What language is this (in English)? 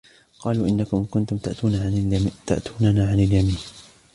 Arabic